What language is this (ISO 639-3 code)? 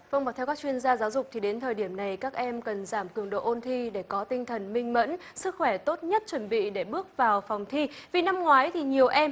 vie